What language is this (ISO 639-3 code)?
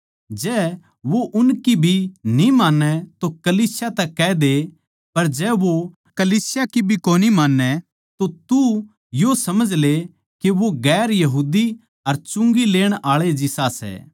bgc